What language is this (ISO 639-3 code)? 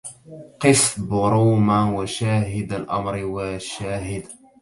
ara